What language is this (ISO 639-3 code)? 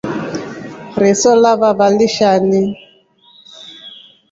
rof